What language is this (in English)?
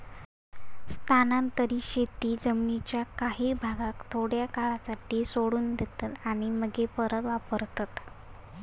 Marathi